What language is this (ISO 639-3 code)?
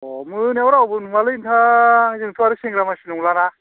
brx